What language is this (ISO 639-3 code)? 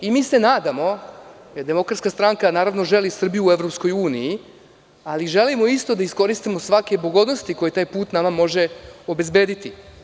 srp